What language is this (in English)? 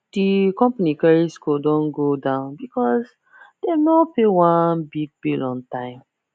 Nigerian Pidgin